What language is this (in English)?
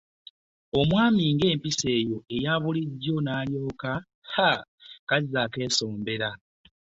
Ganda